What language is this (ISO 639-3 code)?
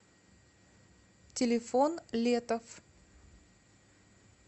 rus